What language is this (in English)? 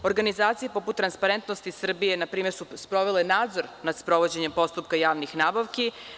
Serbian